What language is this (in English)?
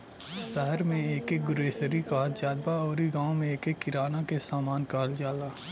Bhojpuri